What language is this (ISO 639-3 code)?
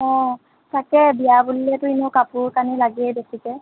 asm